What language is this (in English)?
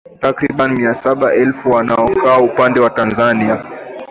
Swahili